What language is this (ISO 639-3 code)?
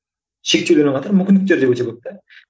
kaz